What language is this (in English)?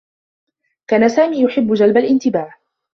Arabic